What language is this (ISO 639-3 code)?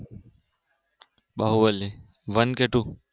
guj